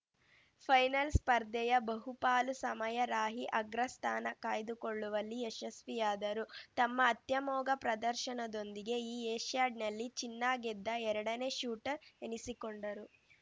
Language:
Kannada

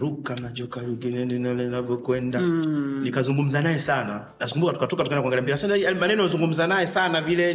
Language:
Swahili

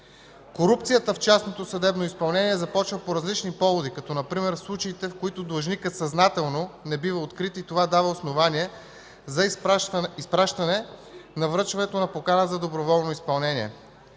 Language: Bulgarian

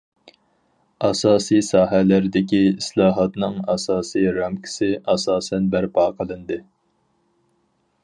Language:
Uyghur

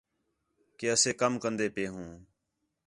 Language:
Khetrani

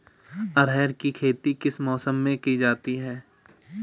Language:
Hindi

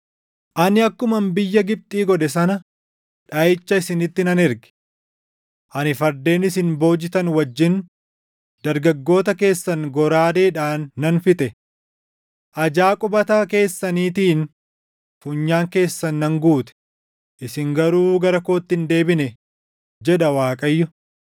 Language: Oromo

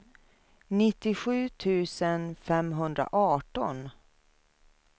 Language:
Swedish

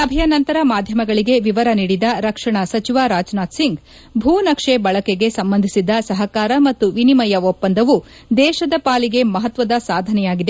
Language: Kannada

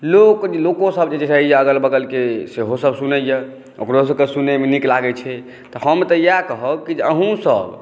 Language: Maithili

